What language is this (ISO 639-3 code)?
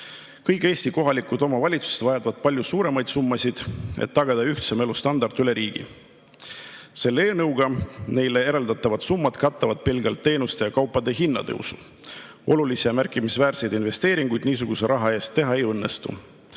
est